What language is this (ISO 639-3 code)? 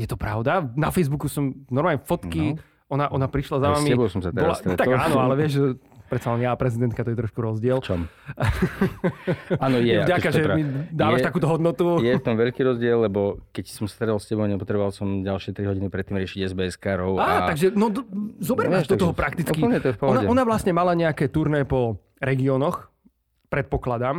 slk